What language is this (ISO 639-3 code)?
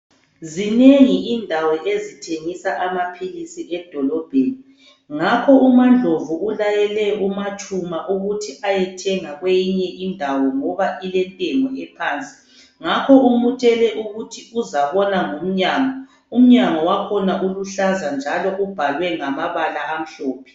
nde